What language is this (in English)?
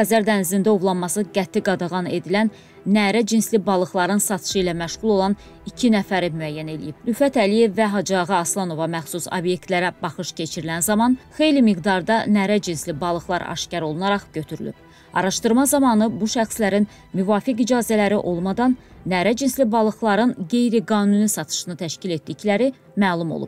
Turkish